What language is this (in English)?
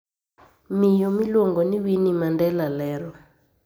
Luo (Kenya and Tanzania)